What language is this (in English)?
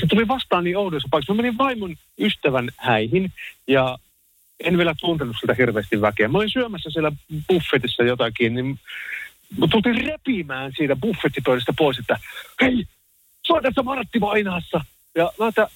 Finnish